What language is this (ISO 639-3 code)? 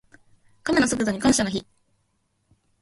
jpn